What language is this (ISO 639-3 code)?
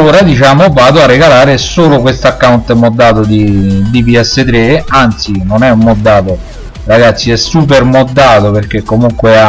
ita